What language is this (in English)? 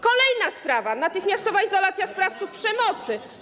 Polish